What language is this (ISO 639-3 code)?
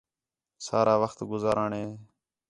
xhe